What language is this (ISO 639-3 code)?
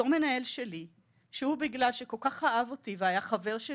heb